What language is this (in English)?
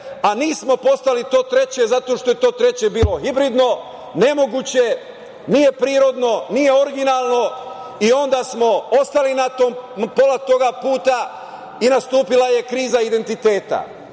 Serbian